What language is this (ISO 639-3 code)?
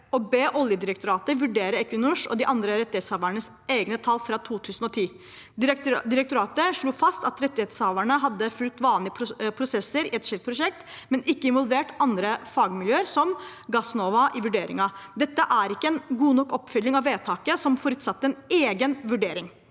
nor